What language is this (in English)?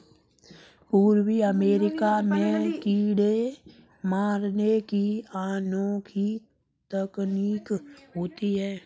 Hindi